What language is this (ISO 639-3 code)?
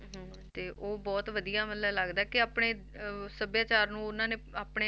pan